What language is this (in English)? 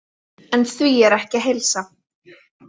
Icelandic